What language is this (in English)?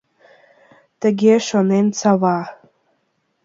Mari